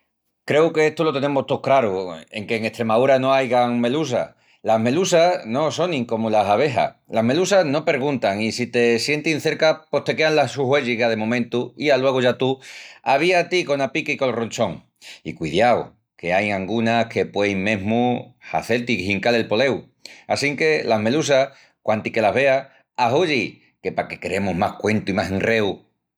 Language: Extremaduran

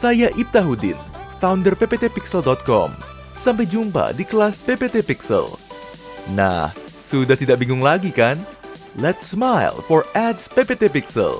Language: Indonesian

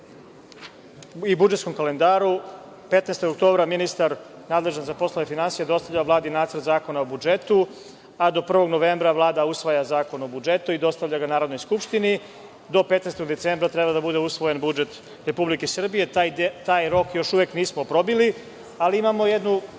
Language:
Serbian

